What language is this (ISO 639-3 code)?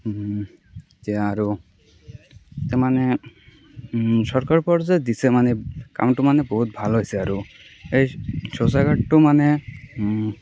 asm